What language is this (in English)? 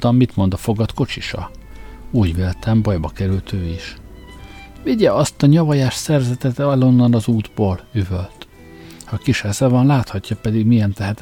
Hungarian